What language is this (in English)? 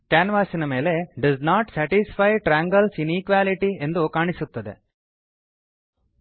Kannada